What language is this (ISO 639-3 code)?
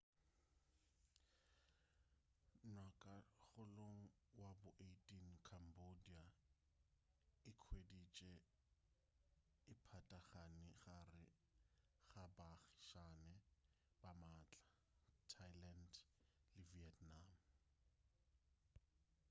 nso